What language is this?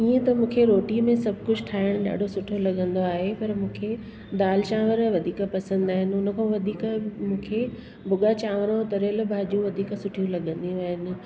Sindhi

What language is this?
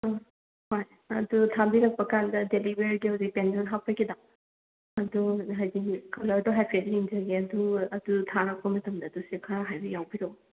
Manipuri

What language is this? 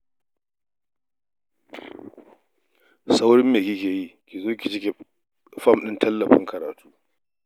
Hausa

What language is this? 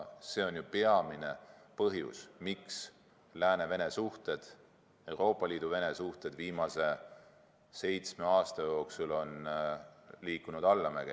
Estonian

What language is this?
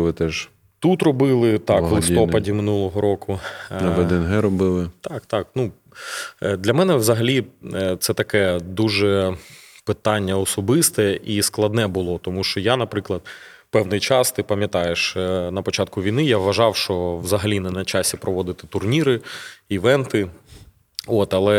Ukrainian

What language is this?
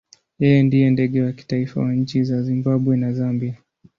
Swahili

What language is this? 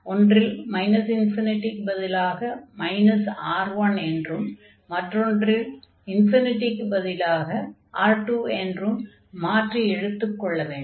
Tamil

